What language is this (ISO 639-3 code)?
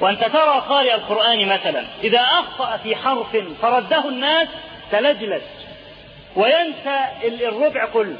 ara